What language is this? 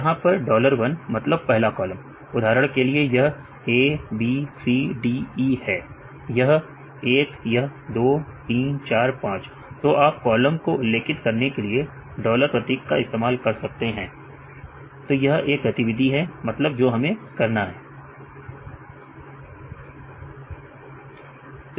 Hindi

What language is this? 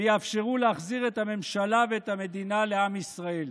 Hebrew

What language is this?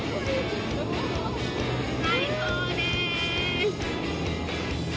Japanese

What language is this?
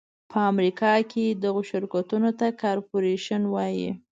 Pashto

